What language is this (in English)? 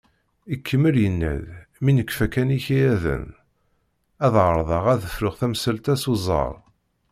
Kabyle